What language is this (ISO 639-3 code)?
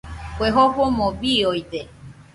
hux